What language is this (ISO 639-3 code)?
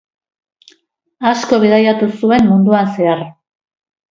eus